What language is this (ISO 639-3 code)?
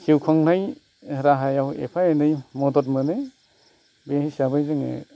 brx